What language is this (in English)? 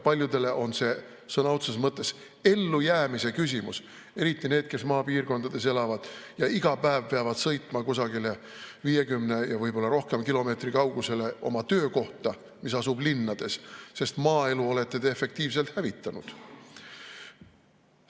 Estonian